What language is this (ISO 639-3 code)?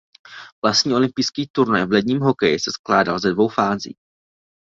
ces